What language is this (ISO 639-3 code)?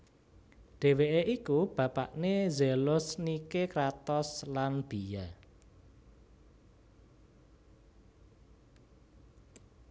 jav